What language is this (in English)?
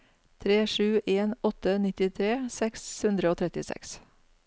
Norwegian